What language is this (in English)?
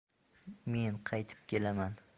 Uzbek